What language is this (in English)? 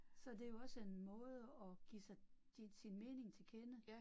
Danish